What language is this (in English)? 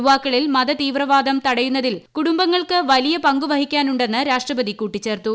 Malayalam